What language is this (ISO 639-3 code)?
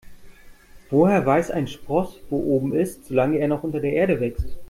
deu